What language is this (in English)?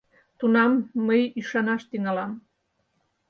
Mari